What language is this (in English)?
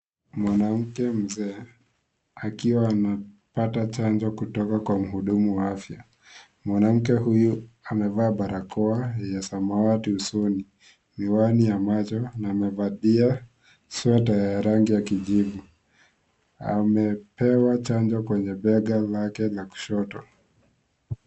Swahili